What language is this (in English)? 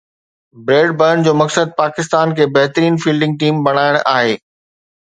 Sindhi